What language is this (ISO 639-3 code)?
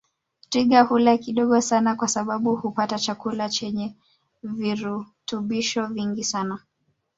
swa